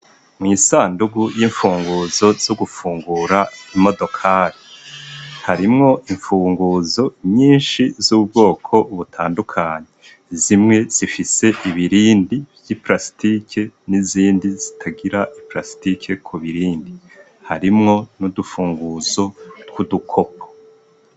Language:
Rundi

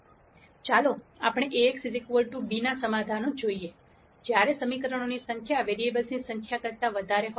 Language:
Gujarati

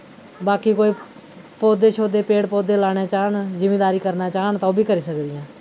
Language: Dogri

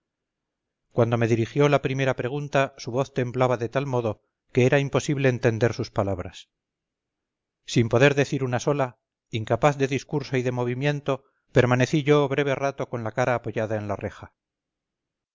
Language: Spanish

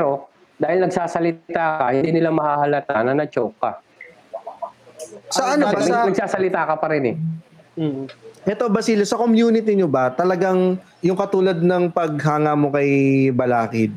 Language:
Filipino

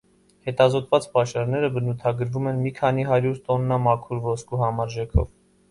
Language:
Armenian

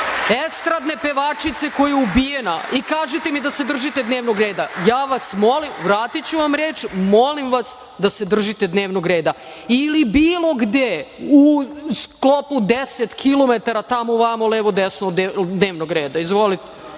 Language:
Serbian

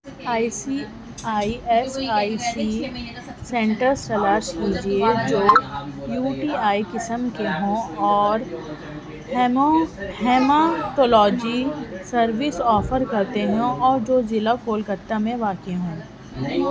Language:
Urdu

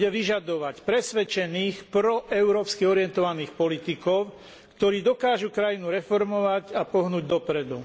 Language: Slovak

